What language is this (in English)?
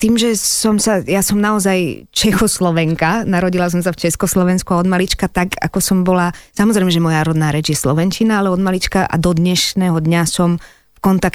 Slovak